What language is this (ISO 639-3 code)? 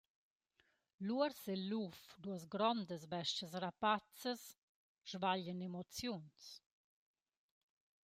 roh